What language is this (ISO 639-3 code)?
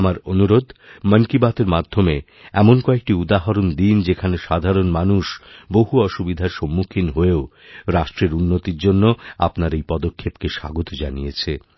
ben